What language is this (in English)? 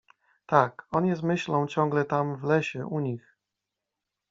Polish